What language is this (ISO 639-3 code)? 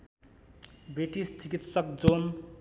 nep